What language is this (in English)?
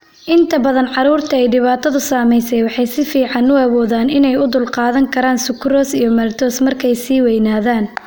Somali